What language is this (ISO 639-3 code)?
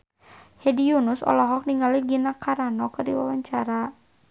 sun